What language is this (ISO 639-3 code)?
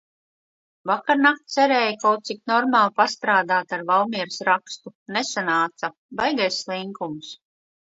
lav